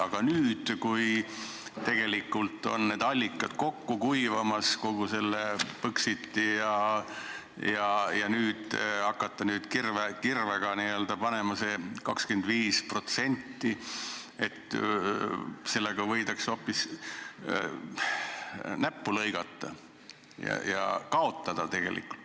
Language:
Estonian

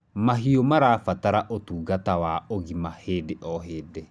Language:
Kikuyu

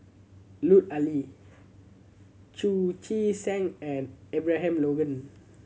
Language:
English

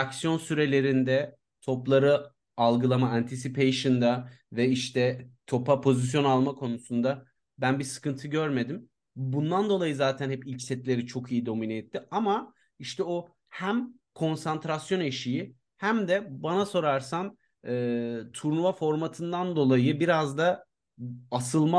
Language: Turkish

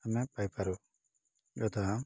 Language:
Odia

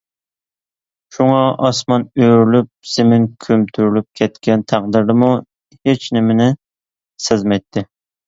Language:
Uyghur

